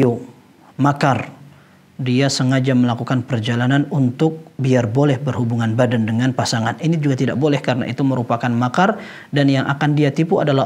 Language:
Indonesian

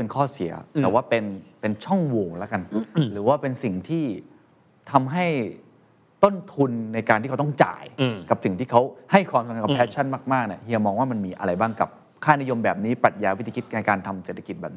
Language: Thai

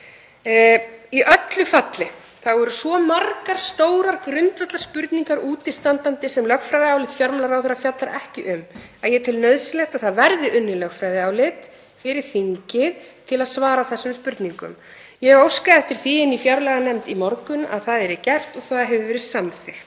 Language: Icelandic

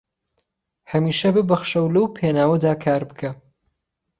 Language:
Central Kurdish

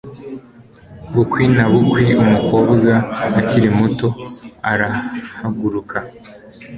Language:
Kinyarwanda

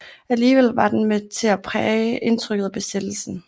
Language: Danish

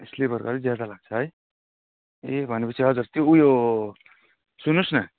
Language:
Nepali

